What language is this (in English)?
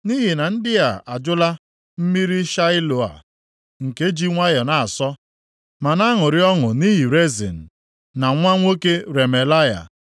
Igbo